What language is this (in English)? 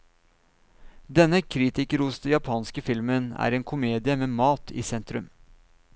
Norwegian